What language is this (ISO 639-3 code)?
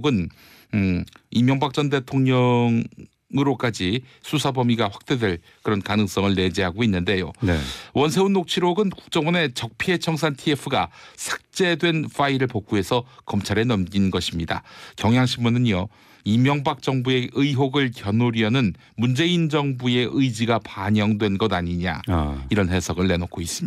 kor